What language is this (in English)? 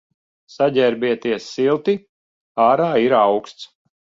Latvian